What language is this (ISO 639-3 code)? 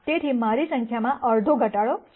guj